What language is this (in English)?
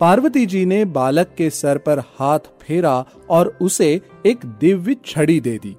Hindi